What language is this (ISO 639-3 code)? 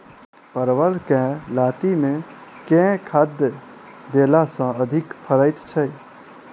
mai